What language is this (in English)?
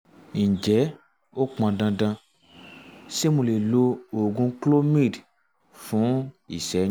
Yoruba